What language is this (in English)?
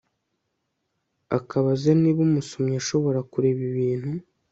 Kinyarwanda